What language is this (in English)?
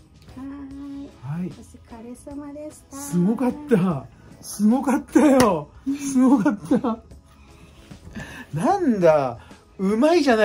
Japanese